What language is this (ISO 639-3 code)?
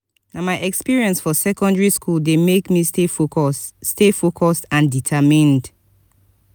pcm